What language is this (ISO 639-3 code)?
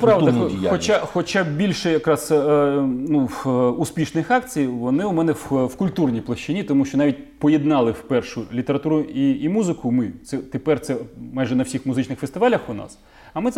ukr